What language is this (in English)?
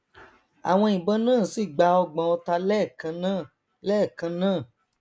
Yoruba